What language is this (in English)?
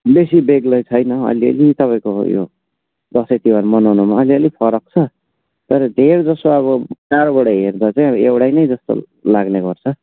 Nepali